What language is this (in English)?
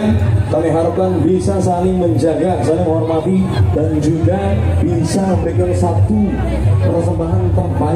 Indonesian